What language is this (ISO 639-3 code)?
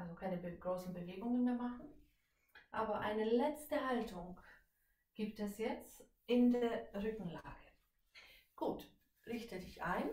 deu